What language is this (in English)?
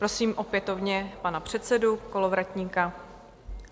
Czech